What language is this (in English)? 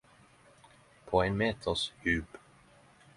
Norwegian Nynorsk